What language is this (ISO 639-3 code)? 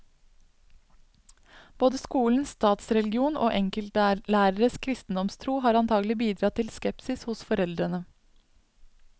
nor